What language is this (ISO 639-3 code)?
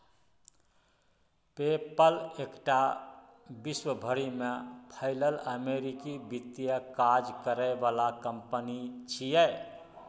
mai